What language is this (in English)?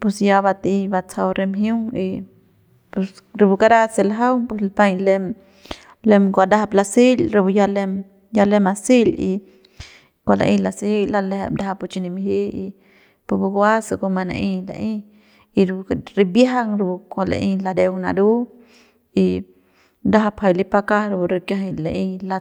Central Pame